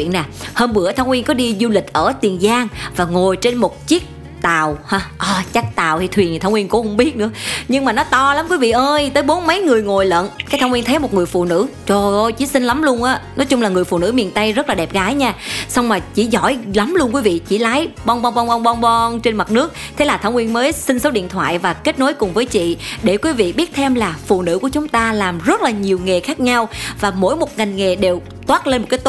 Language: Vietnamese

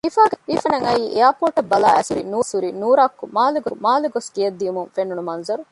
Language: Divehi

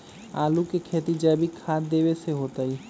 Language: Magahi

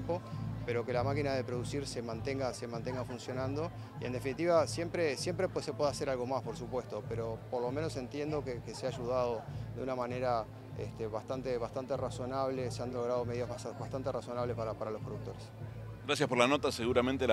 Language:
Spanish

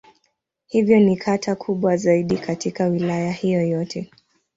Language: Swahili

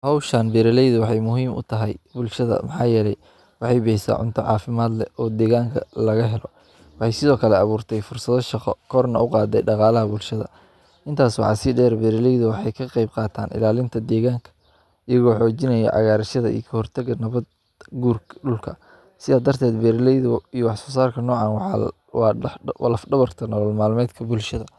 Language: Somali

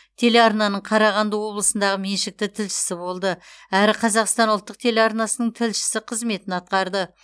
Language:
Kazakh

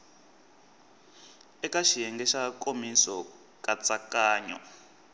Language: Tsonga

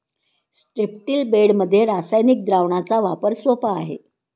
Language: Marathi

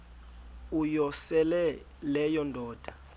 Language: Xhosa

